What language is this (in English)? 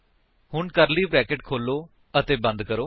Punjabi